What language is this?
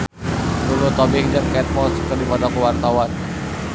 Sundanese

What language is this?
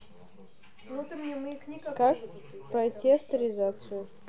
Russian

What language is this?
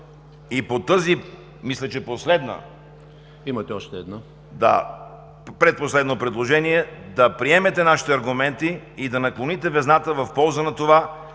Bulgarian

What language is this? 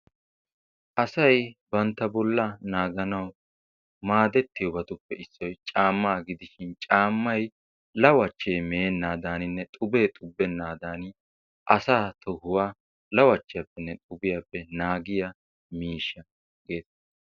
Wolaytta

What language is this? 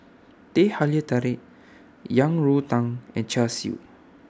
English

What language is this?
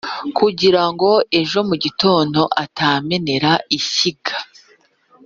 Kinyarwanda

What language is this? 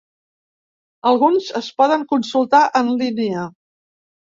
Catalan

